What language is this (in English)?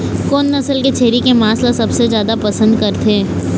Chhattisgarhi